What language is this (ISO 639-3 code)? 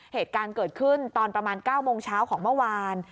tha